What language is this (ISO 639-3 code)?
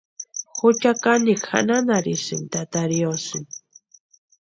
pua